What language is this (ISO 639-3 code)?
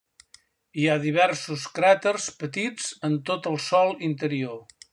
cat